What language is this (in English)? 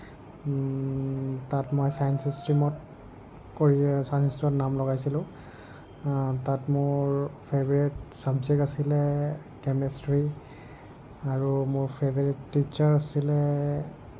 Assamese